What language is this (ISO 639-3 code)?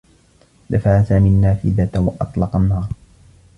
ara